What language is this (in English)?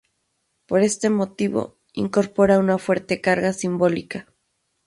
Spanish